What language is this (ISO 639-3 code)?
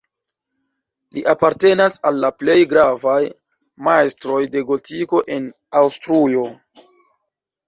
epo